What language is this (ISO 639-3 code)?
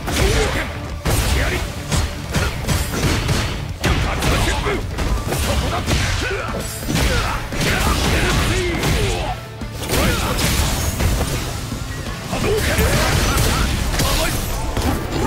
jpn